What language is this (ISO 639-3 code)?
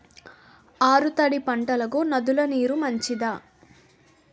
tel